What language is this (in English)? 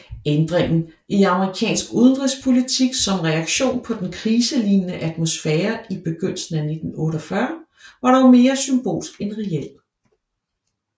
Danish